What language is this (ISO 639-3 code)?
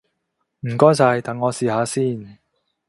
yue